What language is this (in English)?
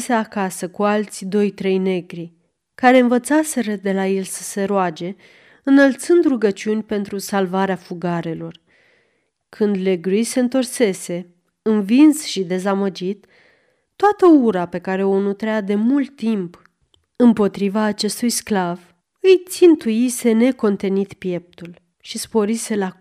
Romanian